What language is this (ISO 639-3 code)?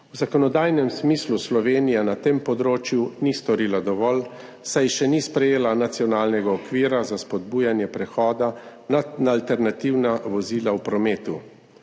slv